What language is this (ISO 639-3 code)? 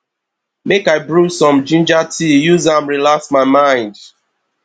pcm